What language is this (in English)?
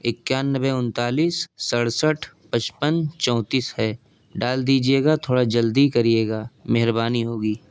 Urdu